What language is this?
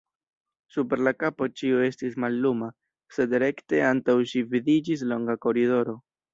Esperanto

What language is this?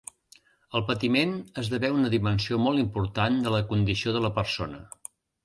Catalan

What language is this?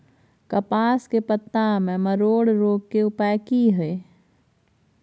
Maithili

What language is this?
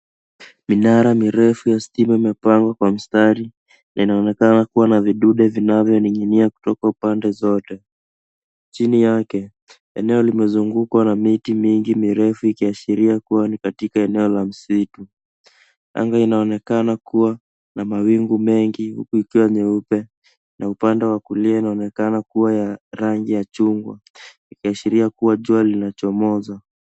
Swahili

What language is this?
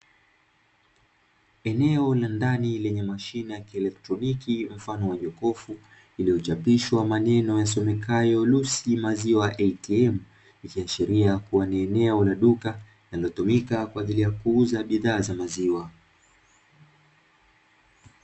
Swahili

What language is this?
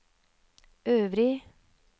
Norwegian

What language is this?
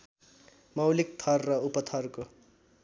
Nepali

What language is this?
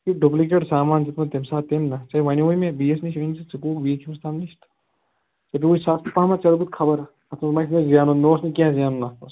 Kashmiri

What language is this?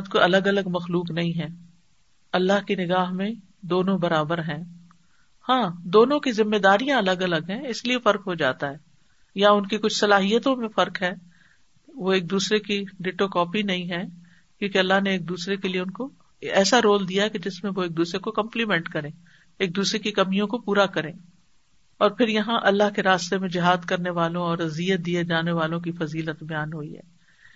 Urdu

